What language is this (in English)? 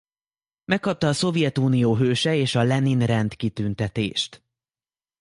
Hungarian